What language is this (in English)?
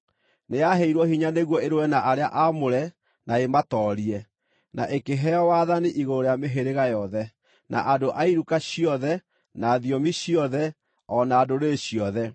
Kikuyu